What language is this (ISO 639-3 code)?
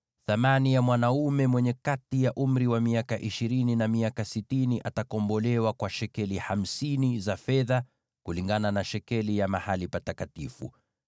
swa